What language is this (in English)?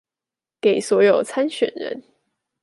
Chinese